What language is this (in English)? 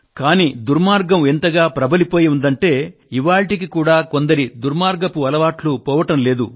Telugu